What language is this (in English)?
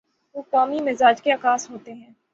Urdu